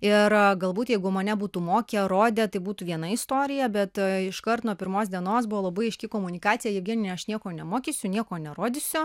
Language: Lithuanian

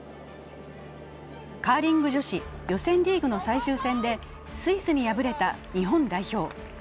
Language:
Japanese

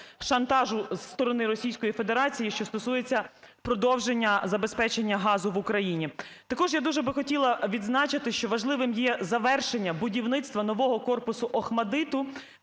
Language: Ukrainian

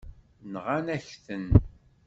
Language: Kabyle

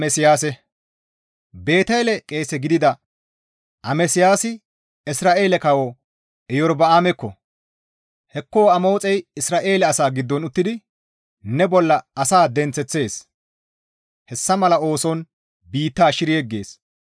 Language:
Gamo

